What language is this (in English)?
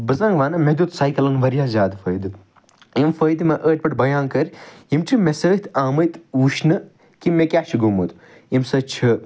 Kashmiri